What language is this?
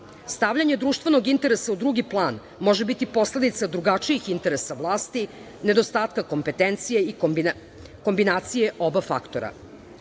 Serbian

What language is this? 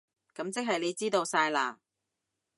Cantonese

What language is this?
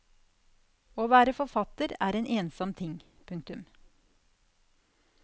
Norwegian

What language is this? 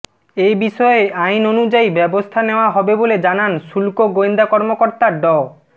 Bangla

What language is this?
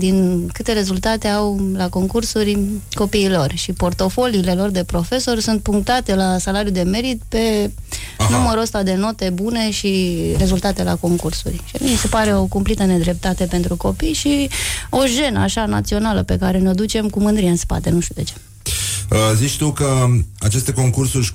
Romanian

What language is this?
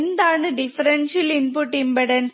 Malayalam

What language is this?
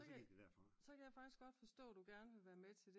Danish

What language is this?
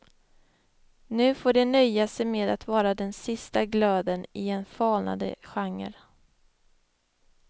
Swedish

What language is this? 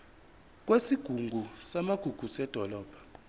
Zulu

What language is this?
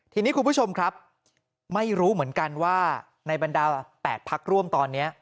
Thai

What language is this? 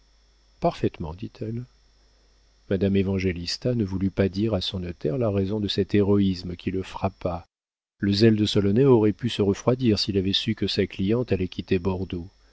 French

